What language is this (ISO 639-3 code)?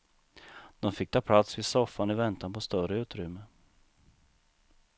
swe